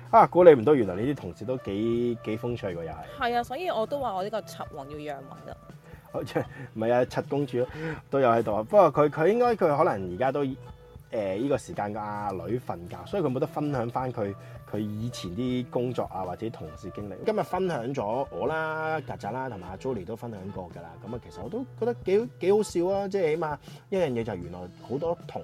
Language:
Chinese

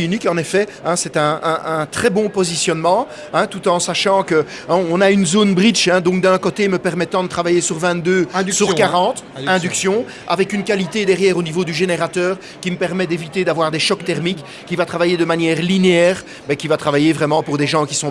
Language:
French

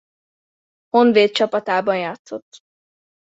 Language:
Hungarian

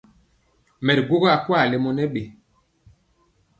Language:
Mpiemo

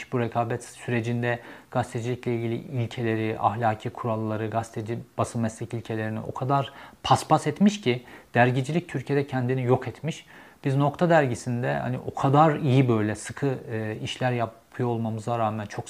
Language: Turkish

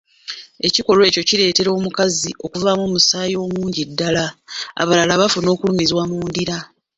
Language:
Ganda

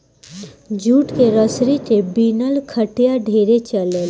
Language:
Bhojpuri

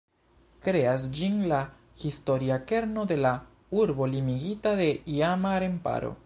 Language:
Esperanto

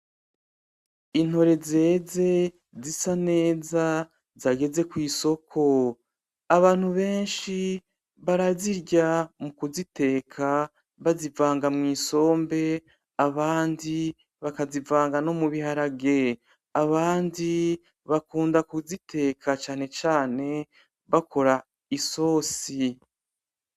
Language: Rundi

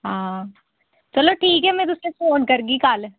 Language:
Dogri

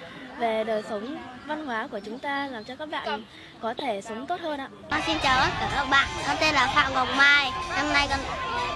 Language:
Vietnamese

